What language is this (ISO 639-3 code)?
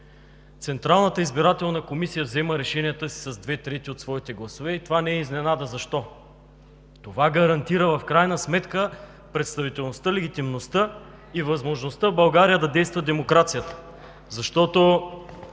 bul